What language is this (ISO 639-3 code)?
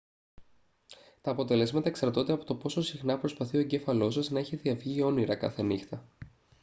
ell